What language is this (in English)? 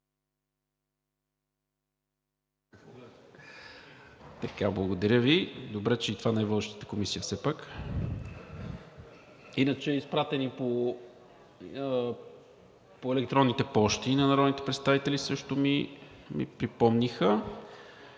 Bulgarian